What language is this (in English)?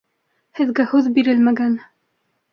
Bashkir